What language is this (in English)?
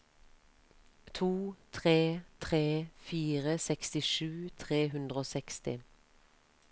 Norwegian